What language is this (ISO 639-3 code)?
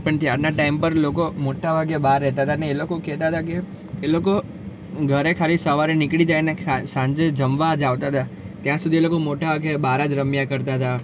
guj